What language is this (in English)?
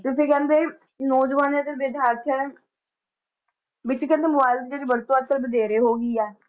Punjabi